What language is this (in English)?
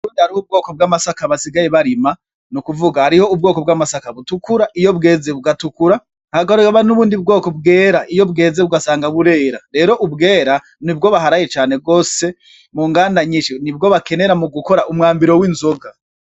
Rundi